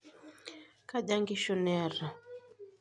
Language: Masai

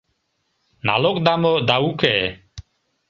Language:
Mari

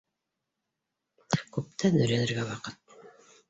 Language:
Bashkir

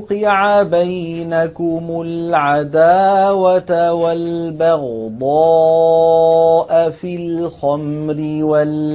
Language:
Arabic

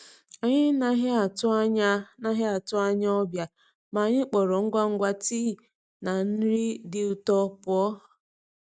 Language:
Igbo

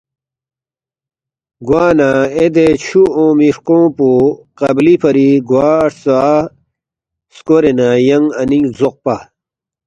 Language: Balti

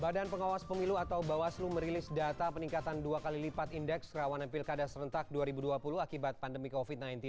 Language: Indonesian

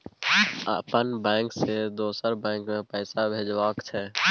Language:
Maithili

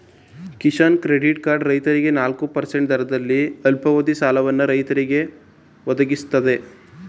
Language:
Kannada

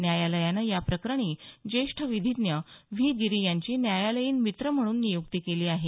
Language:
Marathi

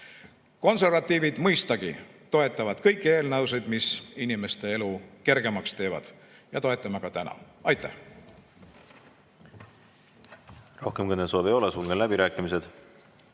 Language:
Estonian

